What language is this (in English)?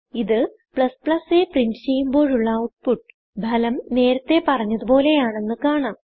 Malayalam